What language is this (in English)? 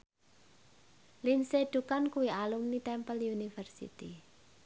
Javanese